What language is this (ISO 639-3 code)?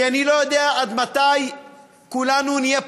heb